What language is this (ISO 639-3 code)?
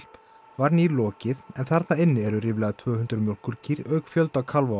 isl